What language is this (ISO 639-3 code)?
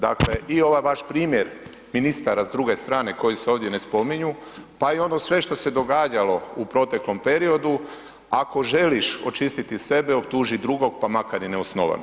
hrv